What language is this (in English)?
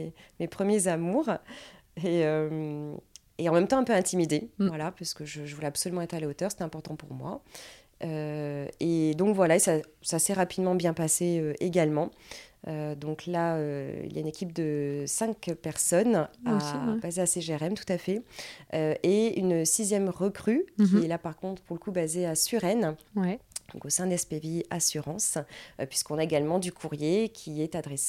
French